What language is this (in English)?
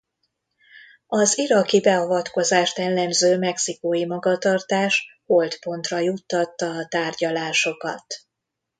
Hungarian